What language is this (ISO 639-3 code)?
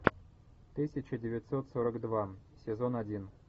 rus